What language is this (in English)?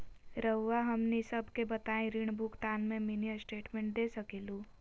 Magahi